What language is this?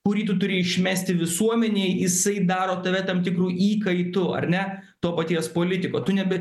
Lithuanian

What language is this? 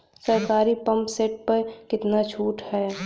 Bhojpuri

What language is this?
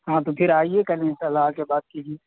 Urdu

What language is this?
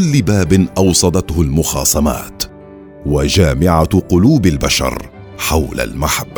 Arabic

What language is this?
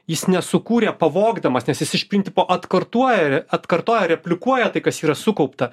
Lithuanian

